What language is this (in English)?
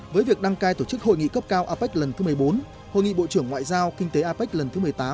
Vietnamese